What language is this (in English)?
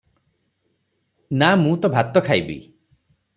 Odia